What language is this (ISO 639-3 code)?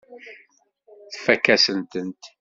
kab